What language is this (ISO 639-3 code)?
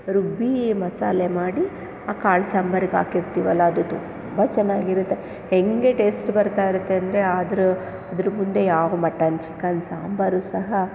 kan